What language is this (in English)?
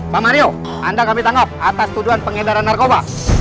Indonesian